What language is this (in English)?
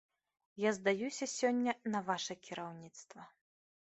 Belarusian